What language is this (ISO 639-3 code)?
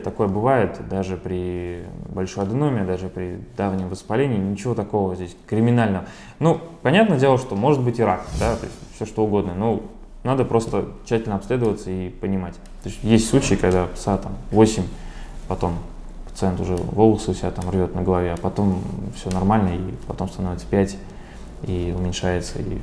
rus